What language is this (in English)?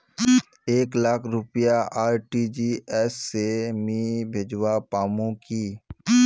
Magahi